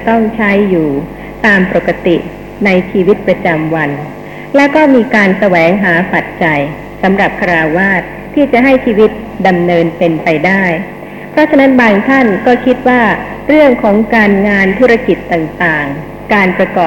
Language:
Thai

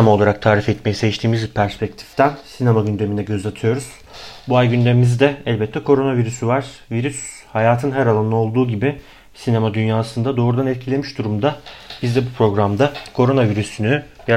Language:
Turkish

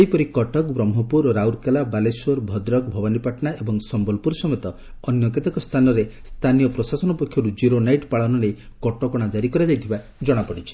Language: Odia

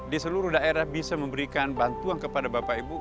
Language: Indonesian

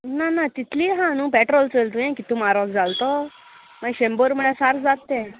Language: Konkani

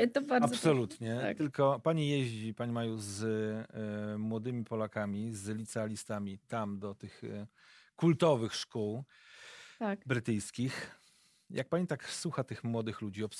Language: Polish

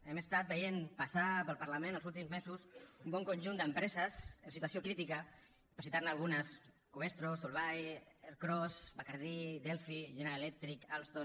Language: Catalan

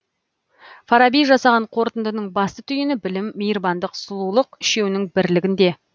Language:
Kazakh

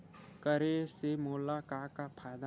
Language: Chhattisgarhi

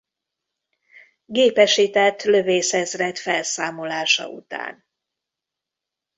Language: Hungarian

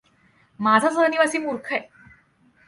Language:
Marathi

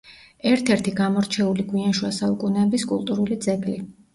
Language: Georgian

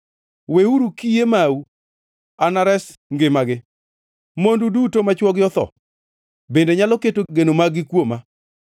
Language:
Luo (Kenya and Tanzania)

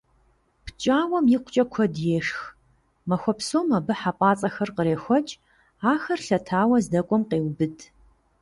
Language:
Kabardian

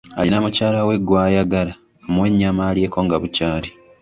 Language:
Ganda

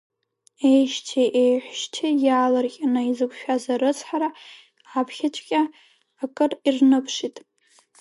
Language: Abkhazian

